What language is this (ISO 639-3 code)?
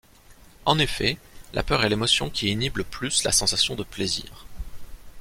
fra